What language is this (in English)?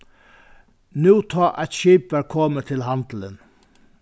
Faroese